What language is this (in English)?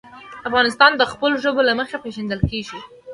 Pashto